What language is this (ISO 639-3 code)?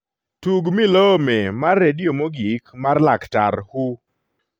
luo